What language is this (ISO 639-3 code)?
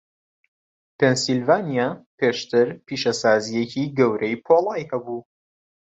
ckb